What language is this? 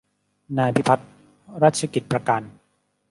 Thai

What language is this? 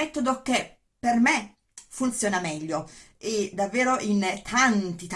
Italian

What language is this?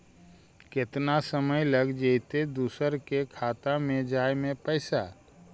Magahi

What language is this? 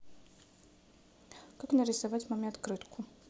Russian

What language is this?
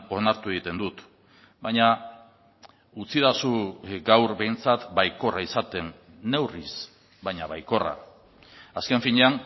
Basque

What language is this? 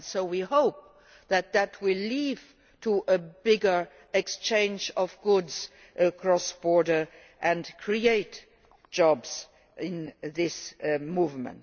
English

